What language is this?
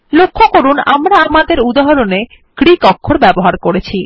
Bangla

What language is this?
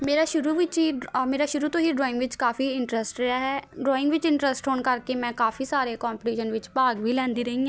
Punjabi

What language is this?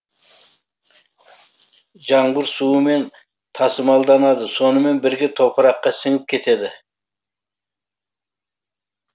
Kazakh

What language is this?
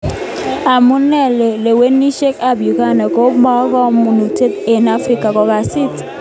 Kalenjin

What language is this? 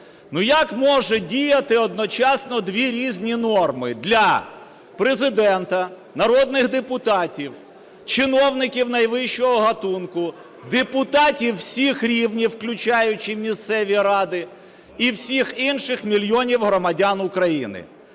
Ukrainian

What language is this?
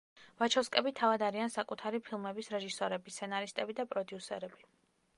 Georgian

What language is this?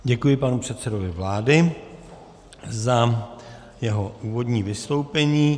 Czech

